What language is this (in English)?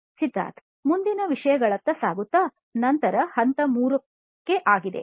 Kannada